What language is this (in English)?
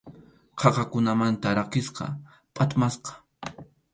Arequipa-La Unión Quechua